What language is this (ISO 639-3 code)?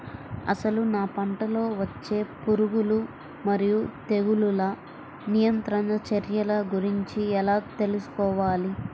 tel